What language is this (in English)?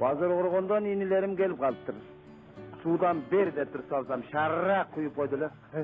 Turkish